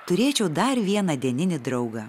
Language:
Lithuanian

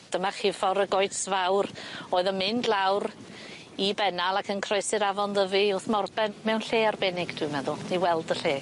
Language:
Welsh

